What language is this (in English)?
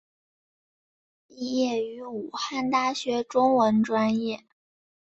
Chinese